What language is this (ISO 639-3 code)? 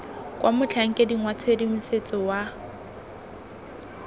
tsn